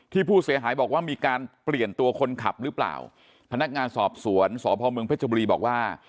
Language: Thai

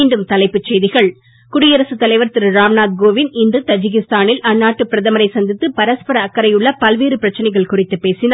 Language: Tamil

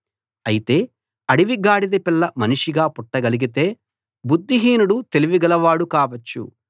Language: Telugu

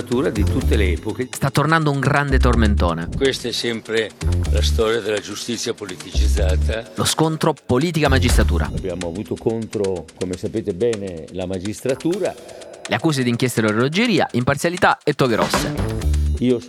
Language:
Italian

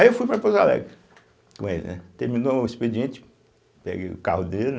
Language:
Portuguese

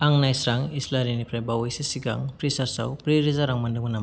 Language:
Bodo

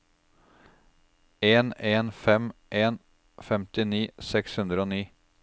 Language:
Norwegian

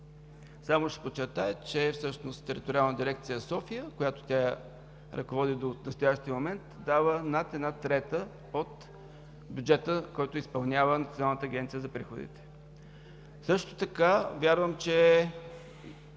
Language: Bulgarian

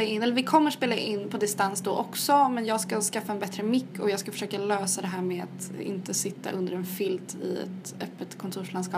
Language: Swedish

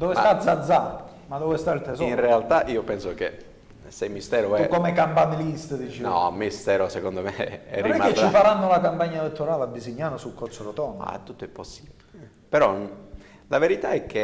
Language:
Italian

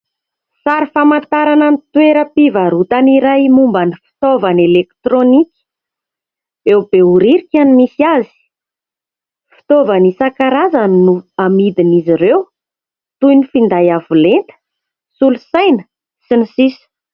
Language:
Malagasy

